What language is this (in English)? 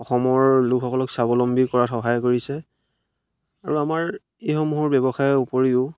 Assamese